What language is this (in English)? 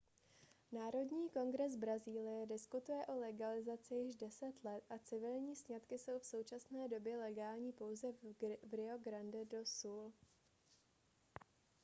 Czech